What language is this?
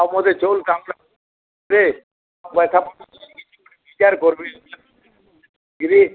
Odia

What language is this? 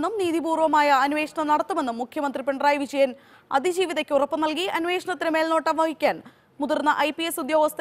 Turkish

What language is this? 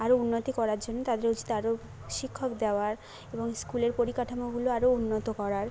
Bangla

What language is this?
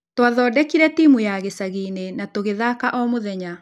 Kikuyu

